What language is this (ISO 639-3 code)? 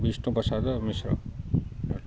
ori